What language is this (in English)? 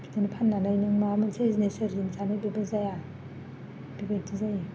Bodo